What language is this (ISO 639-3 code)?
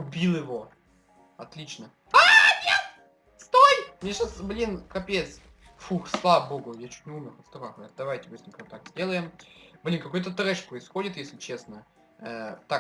rus